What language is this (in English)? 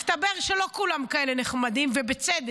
Hebrew